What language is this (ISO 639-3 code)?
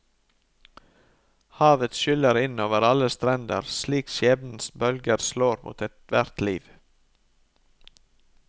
nor